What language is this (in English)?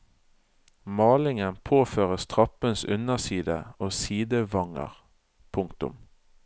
Norwegian